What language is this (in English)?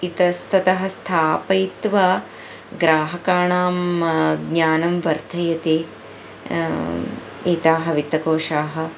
Sanskrit